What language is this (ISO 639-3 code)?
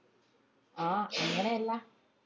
mal